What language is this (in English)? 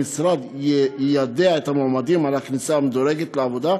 Hebrew